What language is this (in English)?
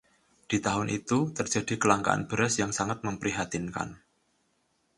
Indonesian